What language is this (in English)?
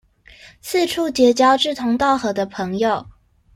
Chinese